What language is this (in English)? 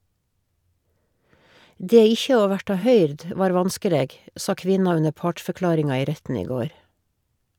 Norwegian